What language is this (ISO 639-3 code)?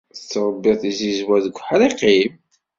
kab